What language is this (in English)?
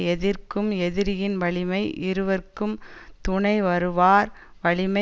Tamil